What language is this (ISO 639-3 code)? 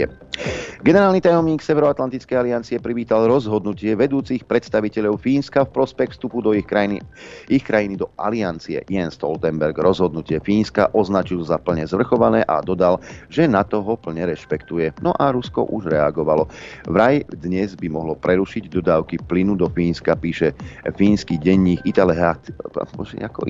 slk